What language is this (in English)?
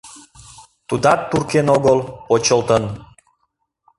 Mari